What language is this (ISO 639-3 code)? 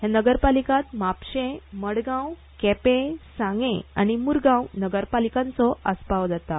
kok